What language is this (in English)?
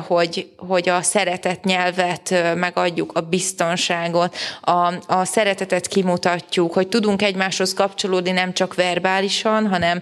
Hungarian